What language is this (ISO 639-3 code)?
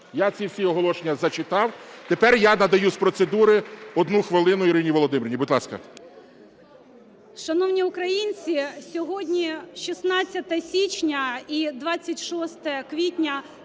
ukr